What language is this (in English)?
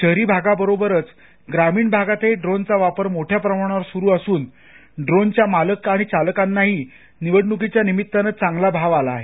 Marathi